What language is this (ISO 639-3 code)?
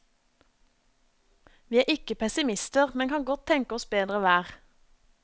nor